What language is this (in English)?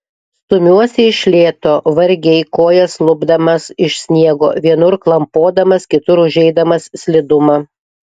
Lithuanian